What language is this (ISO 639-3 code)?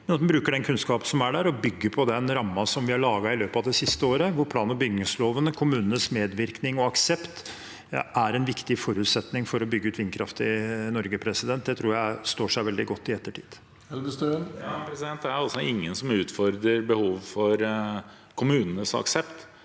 nor